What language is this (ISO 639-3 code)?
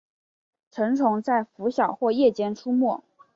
zho